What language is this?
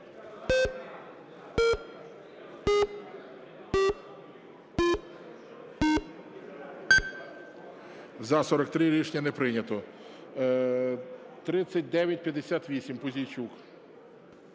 Ukrainian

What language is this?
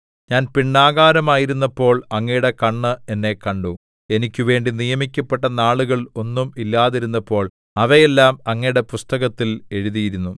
Malayalam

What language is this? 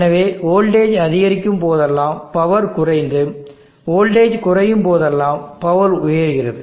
Tamil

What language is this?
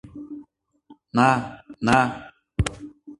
Mari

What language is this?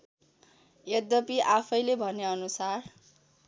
Nepali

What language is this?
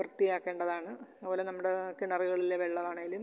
Malayalam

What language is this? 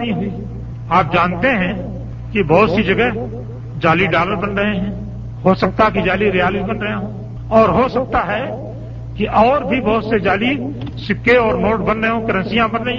Urdu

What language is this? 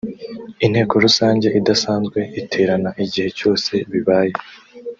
Kinyarwanda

